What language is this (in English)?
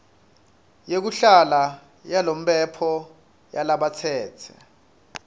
Swati